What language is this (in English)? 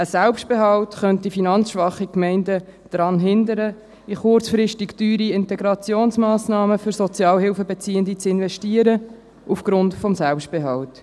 Swiss German